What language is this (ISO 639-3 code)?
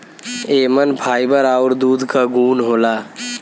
bho